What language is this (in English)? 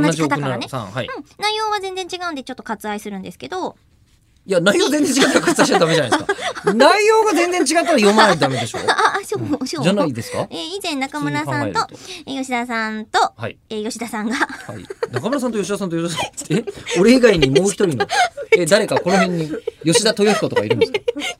Japanese